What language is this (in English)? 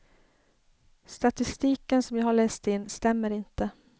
Swedish